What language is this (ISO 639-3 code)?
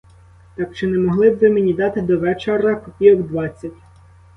ukr